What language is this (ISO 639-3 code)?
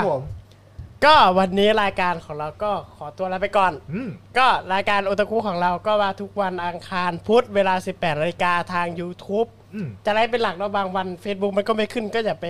tha